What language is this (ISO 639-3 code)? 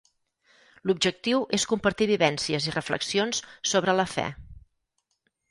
cat